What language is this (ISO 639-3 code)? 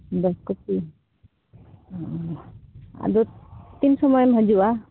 sat